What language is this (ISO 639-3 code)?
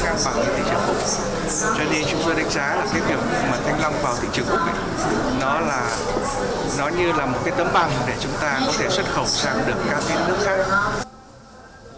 vie